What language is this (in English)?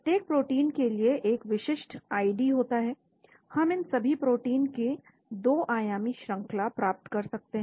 Hindi